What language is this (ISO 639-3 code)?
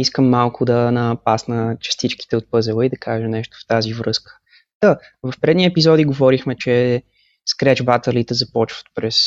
bul